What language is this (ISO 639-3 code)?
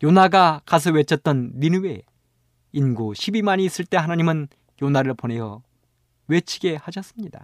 kor